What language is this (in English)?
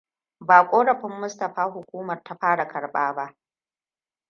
Hausa